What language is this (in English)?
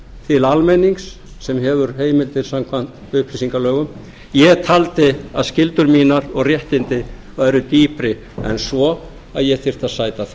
Icelandic